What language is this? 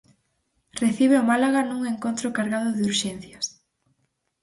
Galician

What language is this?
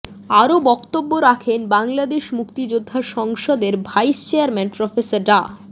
Bangla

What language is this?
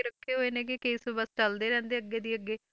Punjabi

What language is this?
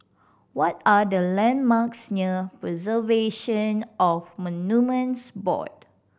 English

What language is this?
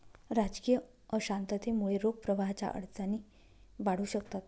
Marathi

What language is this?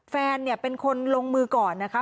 Thai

